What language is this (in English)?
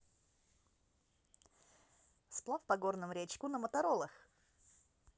Russian